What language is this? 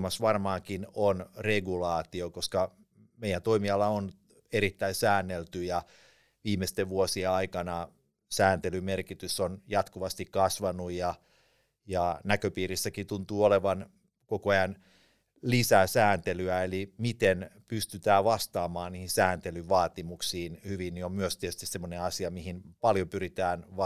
Finnish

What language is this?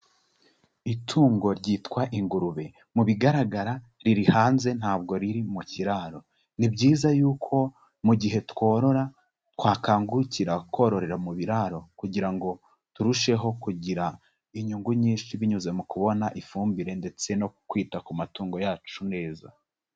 Kinyarwanda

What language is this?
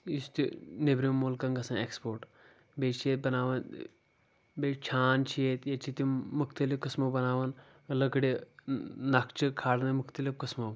Kashmiri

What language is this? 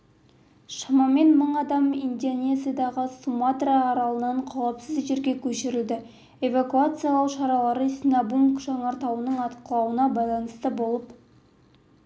Kazakh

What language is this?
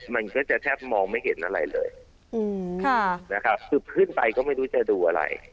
Thai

